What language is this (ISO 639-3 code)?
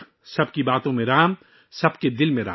urd